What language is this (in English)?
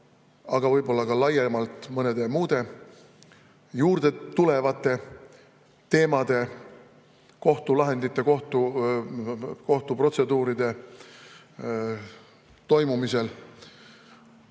Estonian